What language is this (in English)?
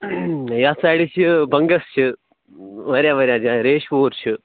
Kashmiri